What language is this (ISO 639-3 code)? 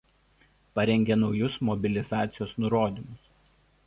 lit